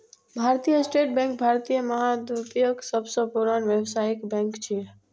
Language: Maithili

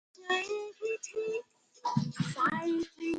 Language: Northern Hindko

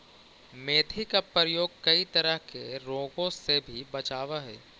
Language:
Magahi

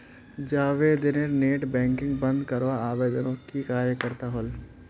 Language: Magahi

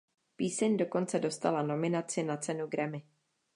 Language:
Czech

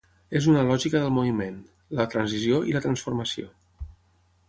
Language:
Catalan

